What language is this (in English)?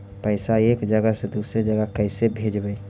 Magahi